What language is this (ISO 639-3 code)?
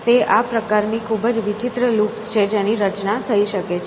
guj